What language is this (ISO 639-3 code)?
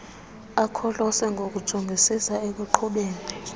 xho